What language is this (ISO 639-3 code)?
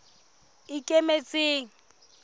sot